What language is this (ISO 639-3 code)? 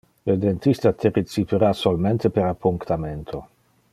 ina